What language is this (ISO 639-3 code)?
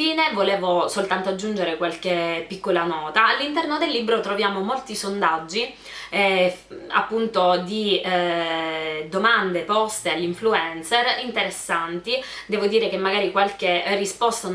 ita